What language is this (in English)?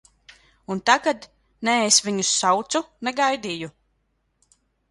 Latvian